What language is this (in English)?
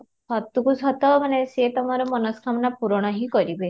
Odia